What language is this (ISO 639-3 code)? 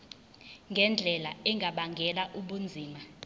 zul